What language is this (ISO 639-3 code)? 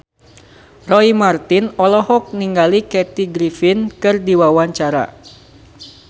sun